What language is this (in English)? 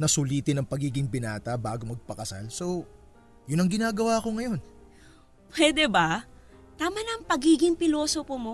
Filipino